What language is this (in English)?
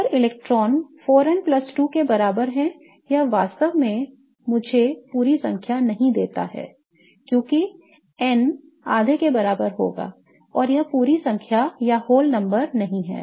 Hindi